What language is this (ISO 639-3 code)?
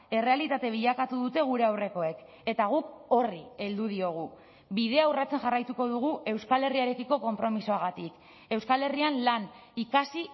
eus